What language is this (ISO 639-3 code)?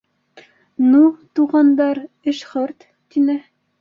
bak